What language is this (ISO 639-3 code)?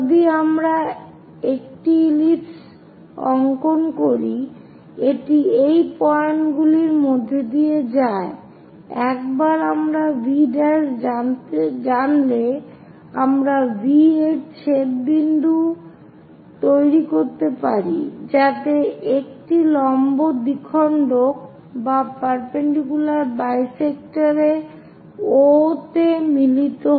ben